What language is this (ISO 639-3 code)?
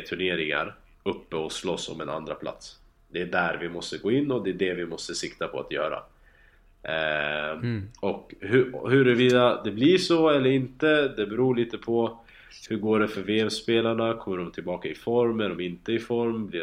swe